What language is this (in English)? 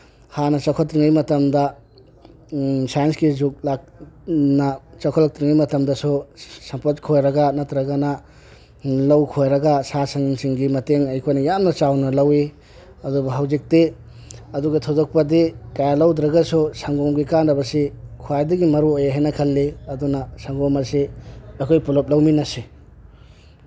Manipuri